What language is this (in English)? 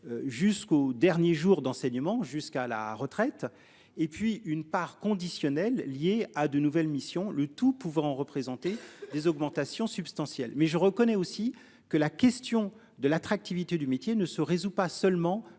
French